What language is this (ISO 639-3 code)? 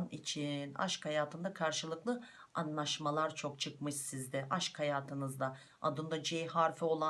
tur